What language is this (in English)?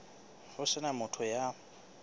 Southern Sotho